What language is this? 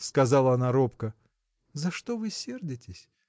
Russian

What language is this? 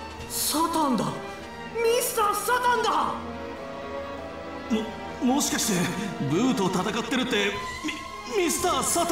Japanese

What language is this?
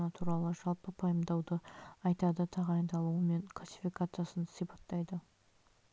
Kazakh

